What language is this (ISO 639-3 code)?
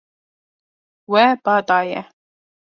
kur